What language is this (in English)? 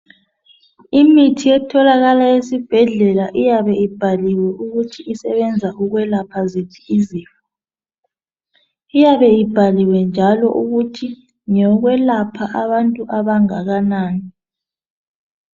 North Ndebele